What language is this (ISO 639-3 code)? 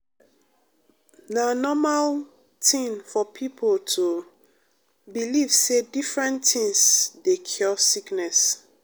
pcm